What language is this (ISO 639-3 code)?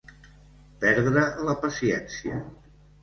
cat